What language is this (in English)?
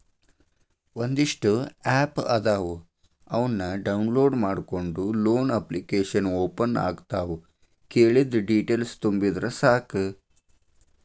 Kannada